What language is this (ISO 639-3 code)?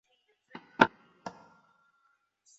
zho